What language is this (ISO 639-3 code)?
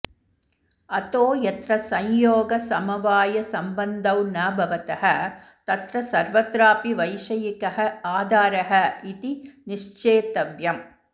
san